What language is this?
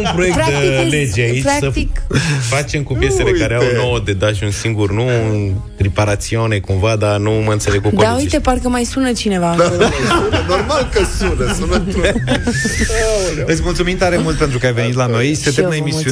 Romanian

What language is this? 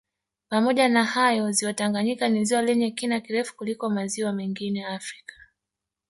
Swahili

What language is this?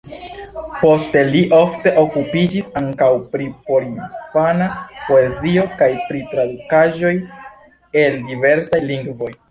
Esperanto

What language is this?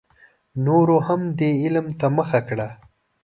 Pashto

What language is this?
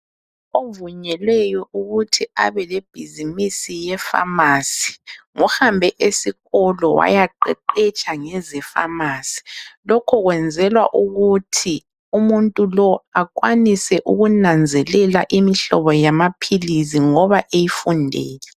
North Ndebele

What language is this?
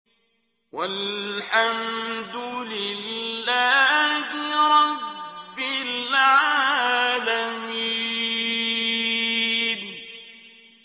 Arabic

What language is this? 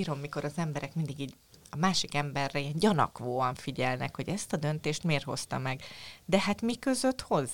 Hungarian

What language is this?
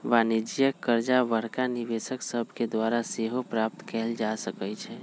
Magahi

